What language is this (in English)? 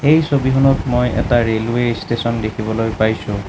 Assamese